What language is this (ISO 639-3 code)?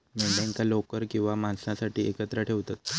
mar